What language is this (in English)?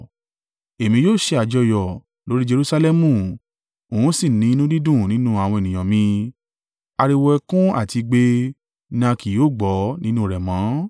Yoruba